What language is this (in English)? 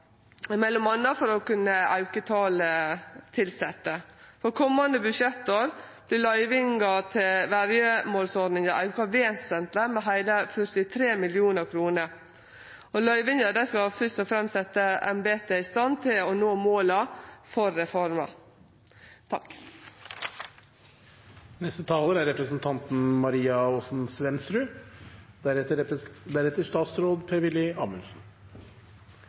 Norwegian